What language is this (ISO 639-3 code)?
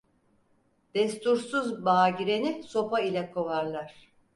tur